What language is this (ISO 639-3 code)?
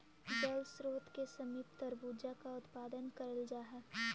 mag